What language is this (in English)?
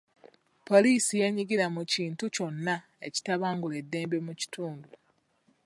Ganda